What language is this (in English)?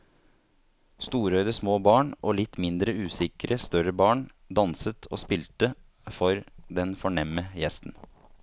Norwegian